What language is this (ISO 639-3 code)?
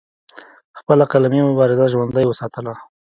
pus